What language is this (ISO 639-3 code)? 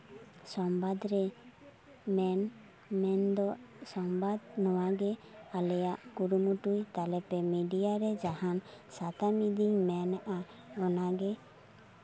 sat